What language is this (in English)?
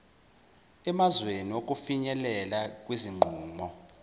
Zulu